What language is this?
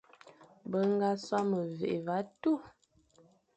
Fang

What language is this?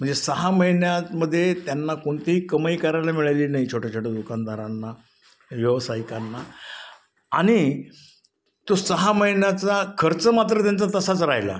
Marathi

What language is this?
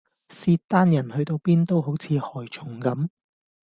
Cantonese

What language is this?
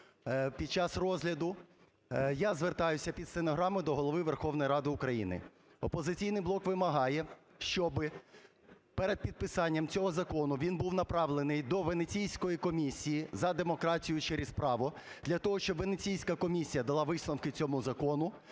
Ukrainian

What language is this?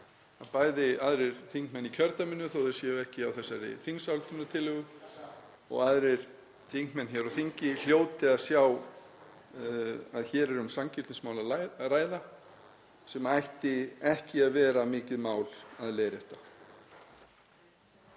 Icelandic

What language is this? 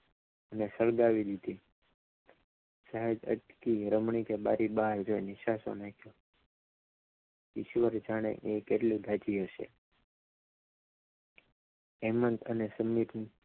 Gujarati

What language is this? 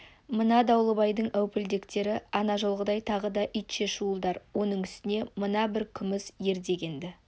Kazakh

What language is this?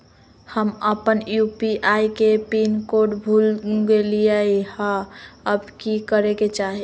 Magahi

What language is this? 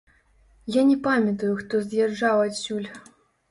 Belarusian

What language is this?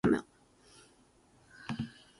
Japanese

